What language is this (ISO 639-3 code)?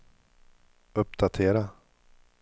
swe